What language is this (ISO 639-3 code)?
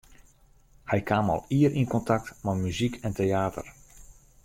fry